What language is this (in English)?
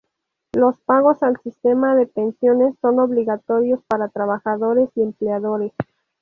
Spanish